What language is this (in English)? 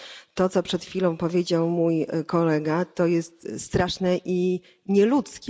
Polish